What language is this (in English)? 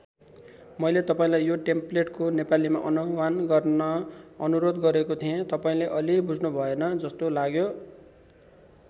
Nepali